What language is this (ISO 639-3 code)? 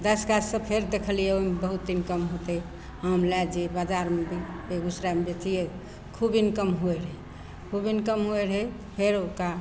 mai